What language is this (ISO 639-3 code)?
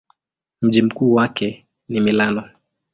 swa